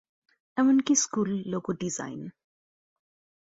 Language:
Bangla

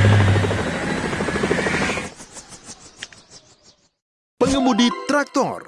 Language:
Indonesian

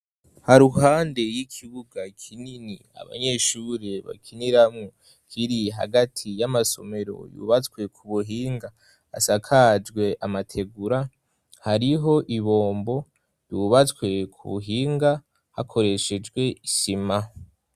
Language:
Rundi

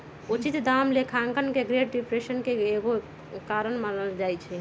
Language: Magahi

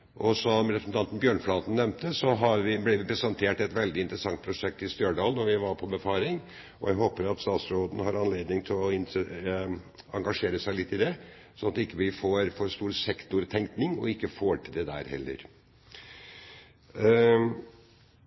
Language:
Norwegian Bokmål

